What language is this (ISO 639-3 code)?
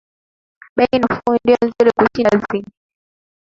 swa